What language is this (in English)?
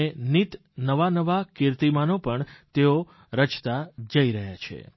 Gujarati